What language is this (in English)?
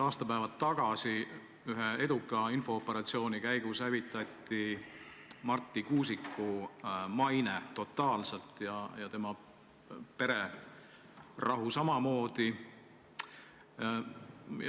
Estonian